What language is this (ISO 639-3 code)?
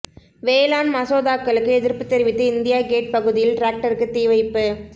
tam